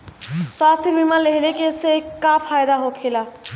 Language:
Bhojpuri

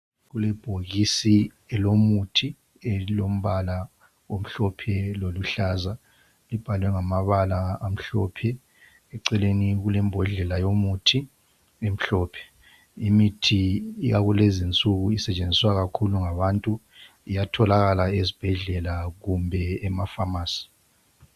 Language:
North Ndebele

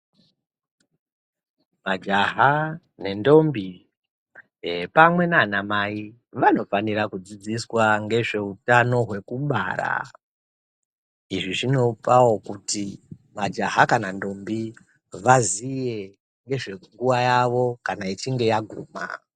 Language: Ndau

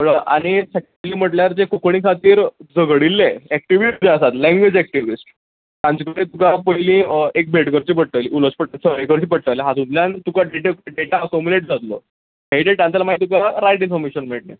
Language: Konkani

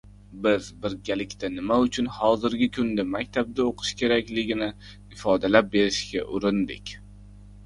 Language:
Uzbek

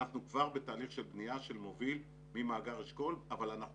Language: Hebrew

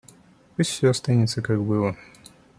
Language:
Russian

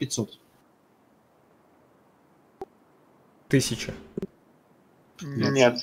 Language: Russian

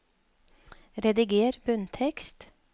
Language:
Norwegian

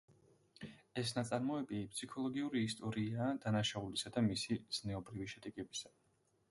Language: Georgian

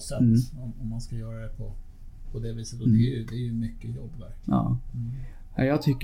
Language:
Swedish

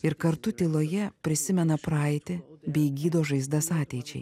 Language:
Lithuanian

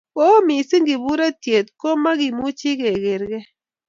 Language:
Kalenjin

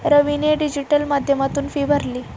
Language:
Marathi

